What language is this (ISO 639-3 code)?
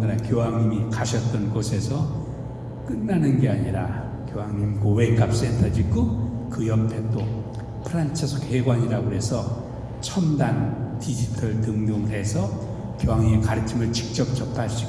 kor